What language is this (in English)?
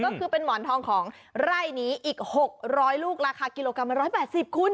Thai